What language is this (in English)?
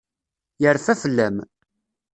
Kabyle